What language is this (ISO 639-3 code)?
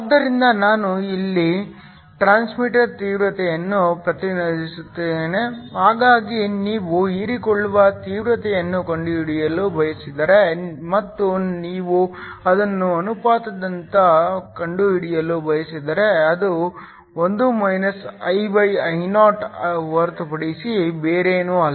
kan